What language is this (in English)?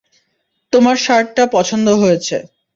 Bangla